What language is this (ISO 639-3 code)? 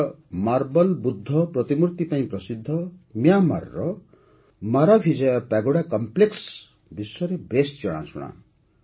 ori